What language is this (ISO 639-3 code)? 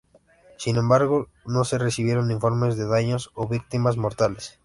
spa